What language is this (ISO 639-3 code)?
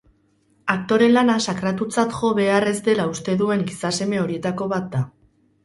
eus